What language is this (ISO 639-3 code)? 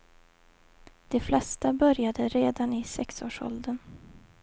swe